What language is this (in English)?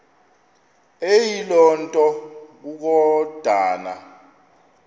Xhosa